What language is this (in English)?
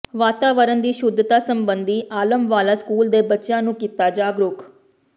Punjabi